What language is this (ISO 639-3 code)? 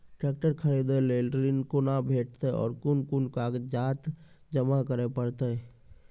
mai